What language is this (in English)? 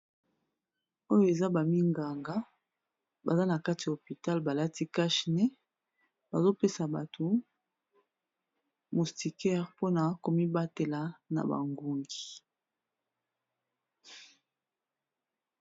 Lingala